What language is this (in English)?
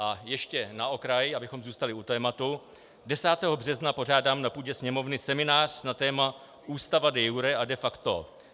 Czech